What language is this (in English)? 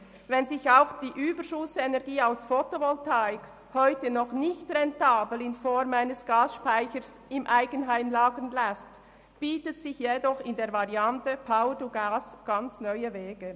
Swiss German